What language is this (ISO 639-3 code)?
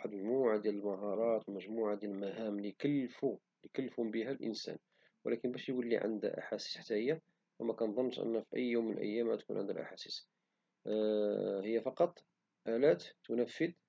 ary